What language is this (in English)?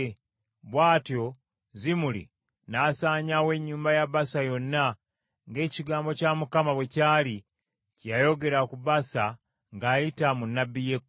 Ganda